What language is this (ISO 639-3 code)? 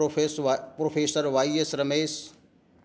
san